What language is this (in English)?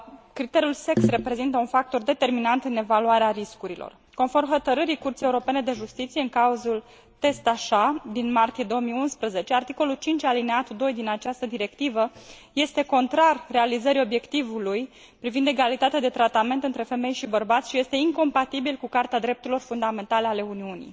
Romanian